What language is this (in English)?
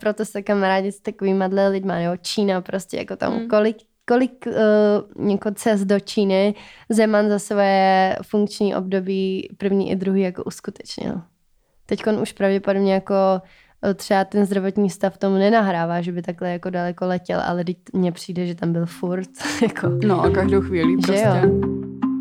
Czech